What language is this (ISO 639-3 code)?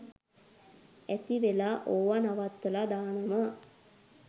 sin